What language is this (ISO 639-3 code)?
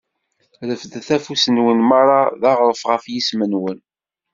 kab